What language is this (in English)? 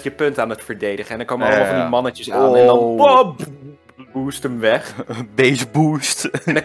Dutch